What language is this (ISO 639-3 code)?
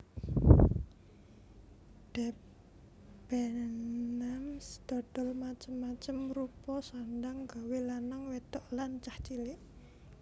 jav